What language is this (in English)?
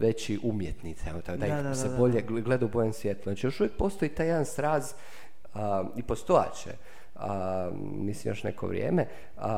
Croatian